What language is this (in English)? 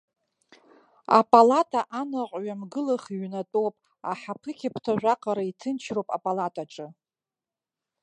Abkhazian